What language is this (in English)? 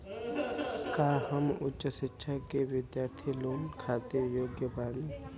Bhojpuri